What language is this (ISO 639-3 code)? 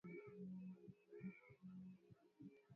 swa